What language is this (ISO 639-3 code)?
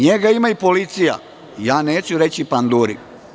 srp